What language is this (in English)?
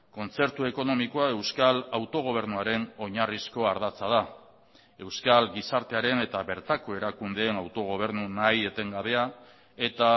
Basque